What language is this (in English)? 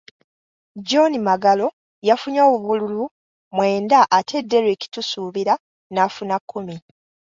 Ganda